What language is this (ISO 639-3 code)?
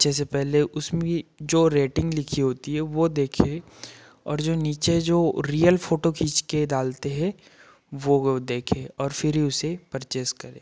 hin